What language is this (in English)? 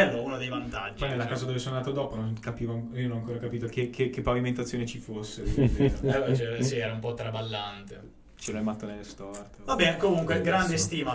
Italian